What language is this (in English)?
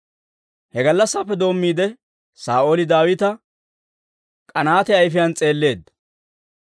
Dawro